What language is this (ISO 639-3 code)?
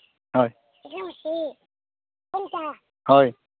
sat